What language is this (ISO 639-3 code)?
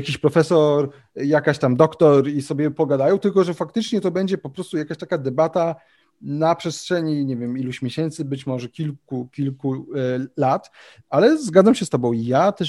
pol